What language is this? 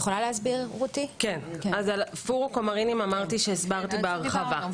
Hebrew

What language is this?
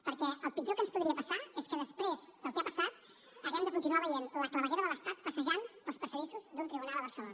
Catalan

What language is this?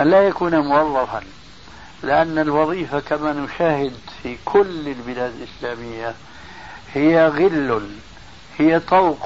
Arabic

